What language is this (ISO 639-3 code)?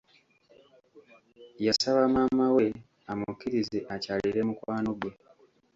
lug